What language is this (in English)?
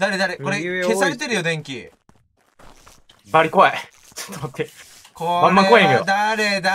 Japanese